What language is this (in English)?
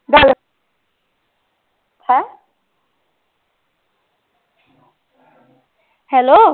Punjabi